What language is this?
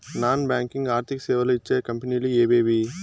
Telugu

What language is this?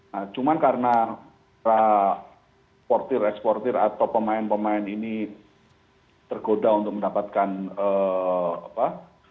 Indonesian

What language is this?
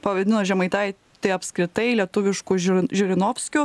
Lithuanian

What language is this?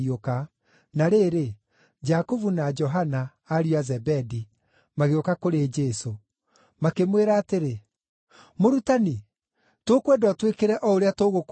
Kikuyu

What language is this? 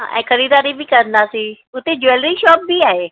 Sindhi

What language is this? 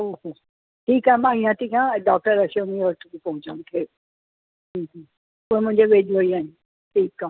Sindhi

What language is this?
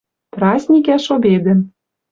Western Mari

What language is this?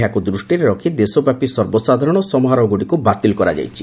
Odia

